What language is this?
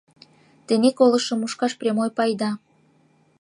Mari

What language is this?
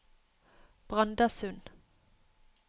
Norwegian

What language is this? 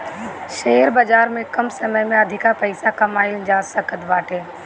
Bhojpuri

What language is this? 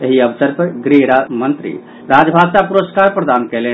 Maithili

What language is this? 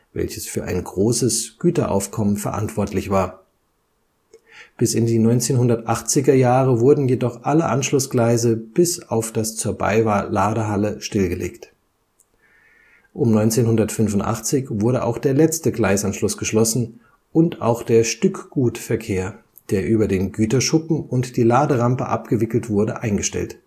German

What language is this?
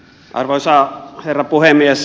Finnish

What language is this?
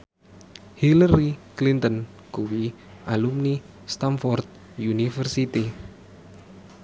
Javanese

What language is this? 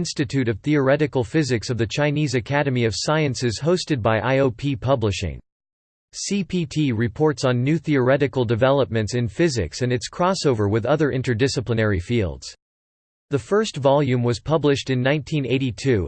English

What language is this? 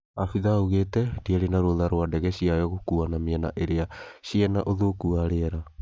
Kikuyu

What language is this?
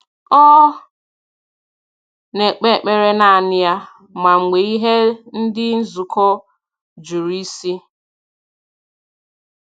Igbo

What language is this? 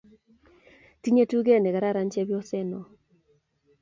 Kalenjin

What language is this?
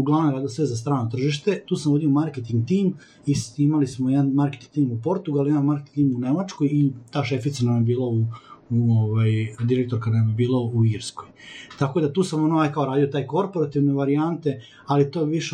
Croatian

